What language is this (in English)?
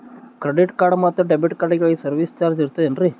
Kannada